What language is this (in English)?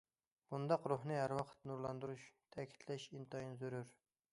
Uyghur